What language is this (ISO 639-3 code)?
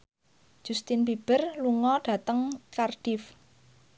jav